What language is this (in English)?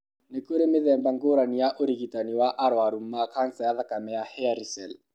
Kikuyu